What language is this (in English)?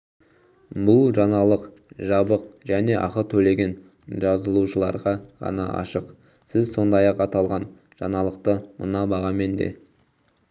Kazakh